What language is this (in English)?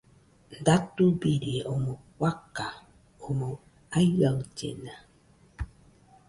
Nüpode Huitoto